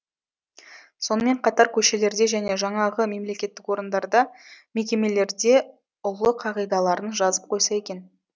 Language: Kazakh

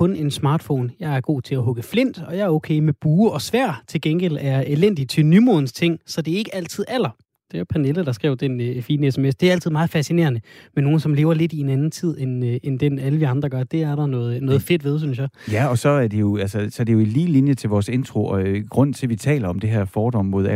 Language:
Danish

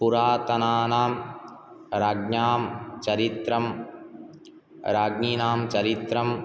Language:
Sanskrit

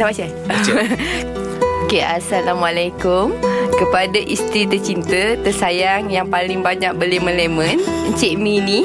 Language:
Malay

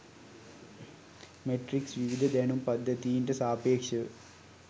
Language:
Sinhala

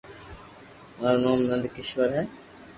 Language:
Loarki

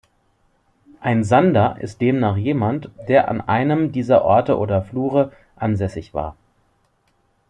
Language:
German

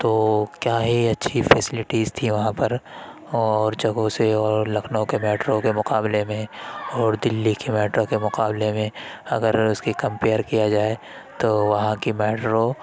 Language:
Urdu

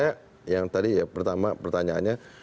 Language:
Indonesian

